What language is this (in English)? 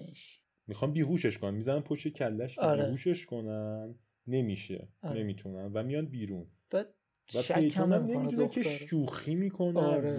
Persian